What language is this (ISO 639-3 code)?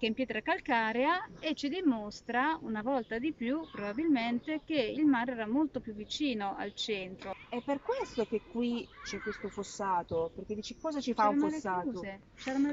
ita